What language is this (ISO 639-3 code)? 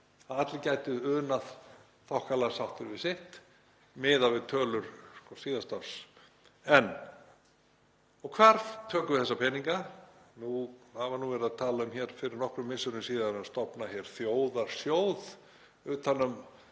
isl